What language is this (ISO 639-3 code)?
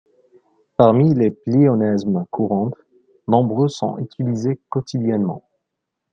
fra